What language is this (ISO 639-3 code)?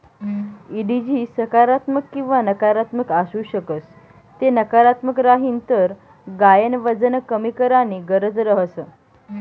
mar